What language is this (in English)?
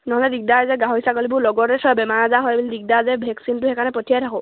Assamese